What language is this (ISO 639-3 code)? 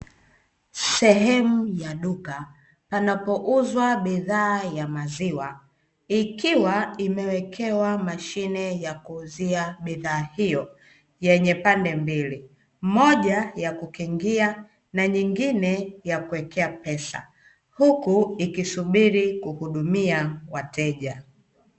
swa